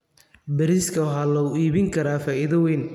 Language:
Somali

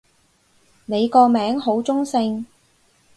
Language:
Cantonese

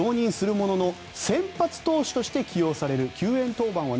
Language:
Japanese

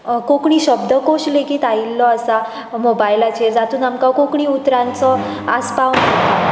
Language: Konkani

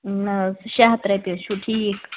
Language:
Kashmiri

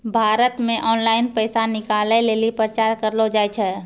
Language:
Maithili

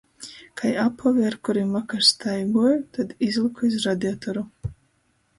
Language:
Latgalian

